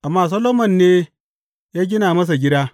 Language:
Hausa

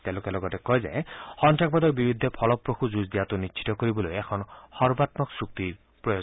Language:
Assamese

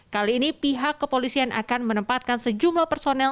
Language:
Indonesian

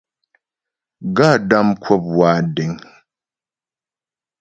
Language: Ghomala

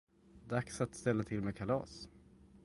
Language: Swedish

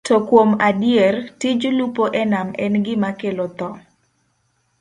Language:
Luo (Kenya and Tanzania)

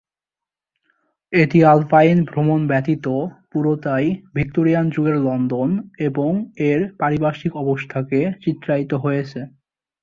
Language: Bangla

